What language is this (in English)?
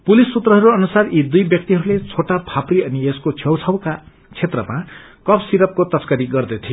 Nepali